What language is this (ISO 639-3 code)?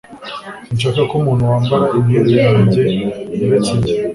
kin